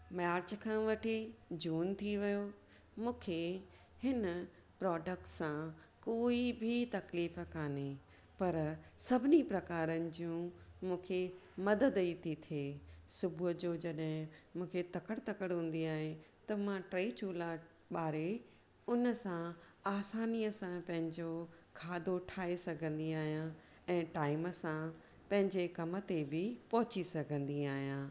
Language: Sindhi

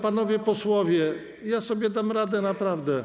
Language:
Polish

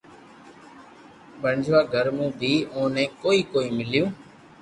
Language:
Loarki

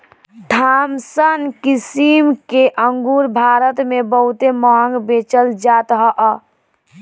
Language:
Bhojpuri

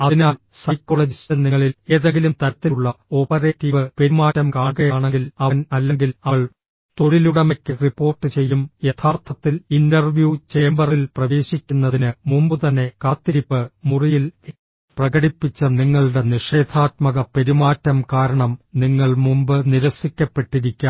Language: Malayalam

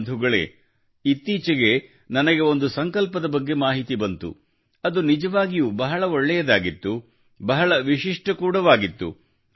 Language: Kannada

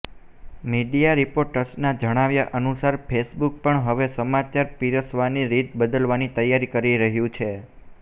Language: Gujarati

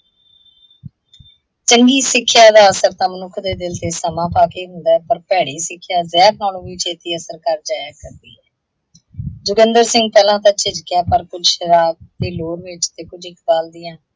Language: Punjabi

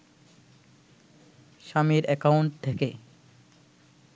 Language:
Bangla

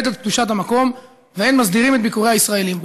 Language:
Hebrew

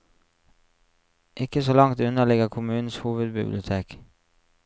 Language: Norwegian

